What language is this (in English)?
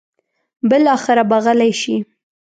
Pashto